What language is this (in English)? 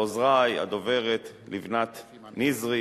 Hebrew